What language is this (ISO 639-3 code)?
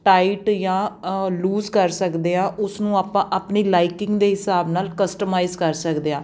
pan